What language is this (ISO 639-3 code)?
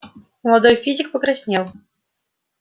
rus